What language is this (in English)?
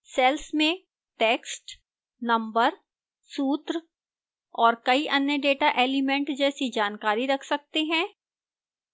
Hindi